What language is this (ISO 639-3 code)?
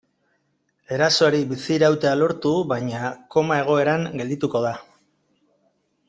eus